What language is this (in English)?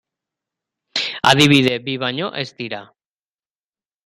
Basque